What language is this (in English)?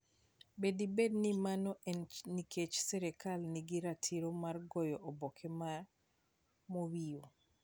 Luo (Kenya and Tanzania)